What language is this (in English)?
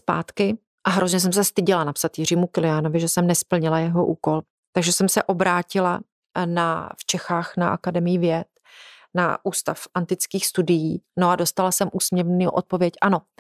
Czech